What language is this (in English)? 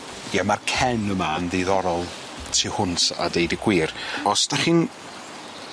Welsh